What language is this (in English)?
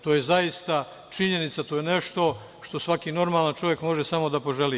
Serbian